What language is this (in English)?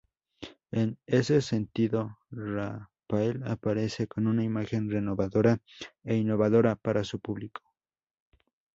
Spanish